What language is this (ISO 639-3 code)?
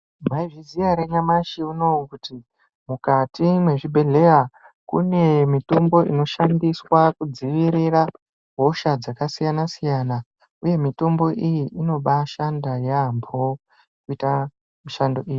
ndc